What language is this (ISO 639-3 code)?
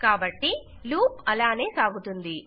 tel